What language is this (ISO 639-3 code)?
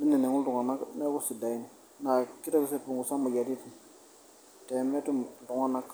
mas